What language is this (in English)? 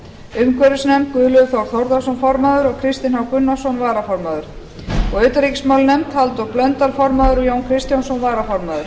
Icelandic